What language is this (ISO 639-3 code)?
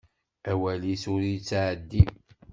kab